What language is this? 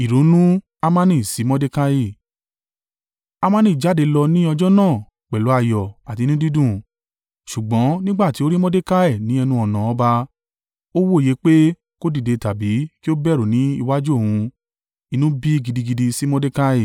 Yoruba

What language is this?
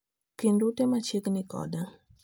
Luo (Kenya and Tanzania)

